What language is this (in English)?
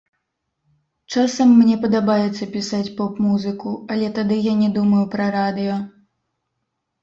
Belarusian